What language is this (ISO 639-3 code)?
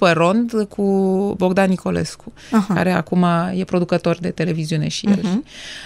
ron